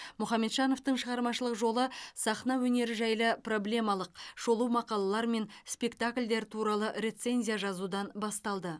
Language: Kazakh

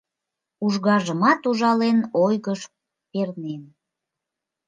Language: Mari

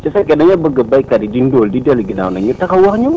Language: Wolof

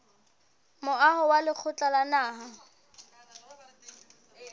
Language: Southern Sotho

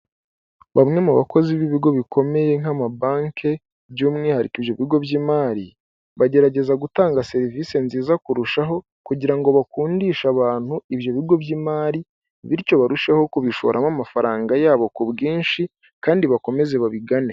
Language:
Kinyarwanda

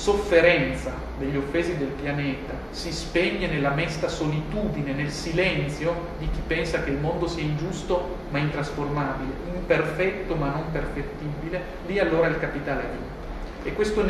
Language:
Italian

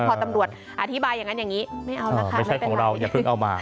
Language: Thai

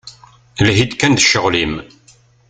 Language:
Kabyle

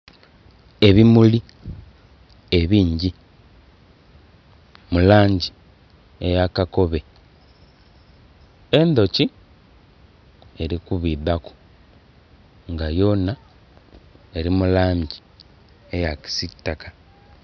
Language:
Soga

